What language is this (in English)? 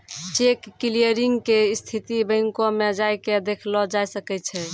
Maithili